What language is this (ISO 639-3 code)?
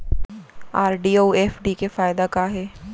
hne